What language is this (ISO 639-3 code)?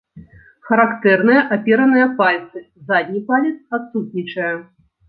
bel